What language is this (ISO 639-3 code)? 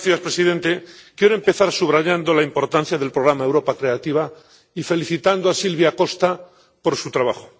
spa